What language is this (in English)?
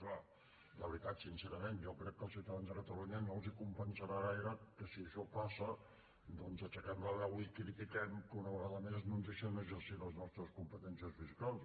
Catalan